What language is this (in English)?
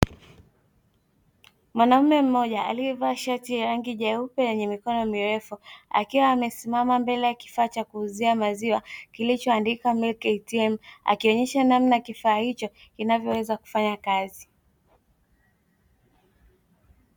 Swahili